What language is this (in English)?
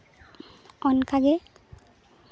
Santali